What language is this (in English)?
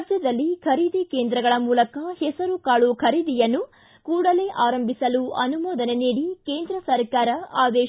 Kannada